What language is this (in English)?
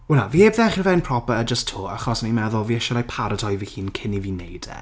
Welsh